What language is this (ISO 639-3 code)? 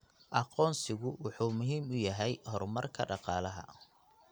som